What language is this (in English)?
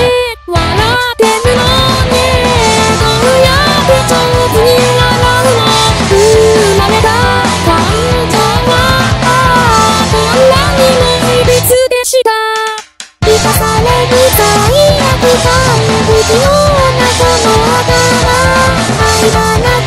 Korean